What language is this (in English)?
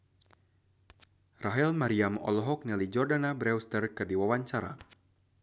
Sundanese